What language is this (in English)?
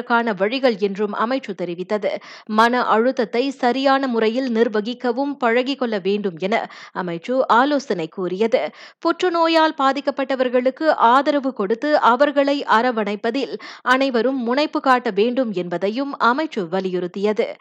Tamil